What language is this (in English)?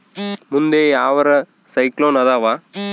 Kannada